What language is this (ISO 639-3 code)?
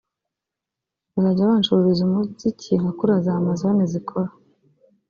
kin